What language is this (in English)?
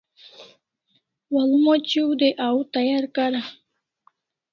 Kalasha